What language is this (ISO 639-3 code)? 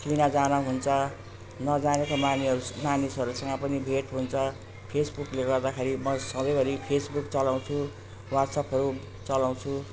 nep